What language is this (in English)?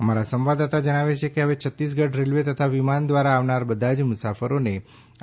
Gujarati